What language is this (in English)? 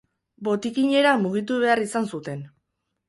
Basque